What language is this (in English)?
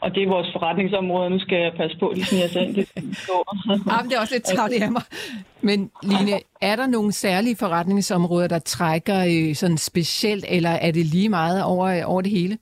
Danish